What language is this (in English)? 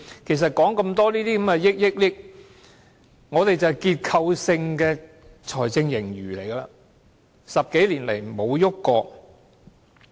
Cantonese